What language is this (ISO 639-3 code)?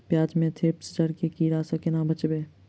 mai